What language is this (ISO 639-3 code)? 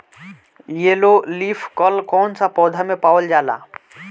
bho